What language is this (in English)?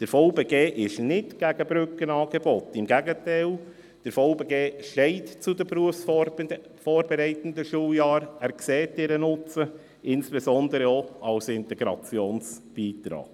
Swiss German